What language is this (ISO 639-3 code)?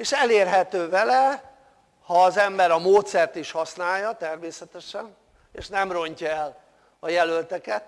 hun